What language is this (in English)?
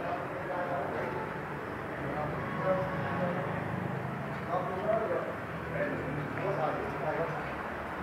Vietnamese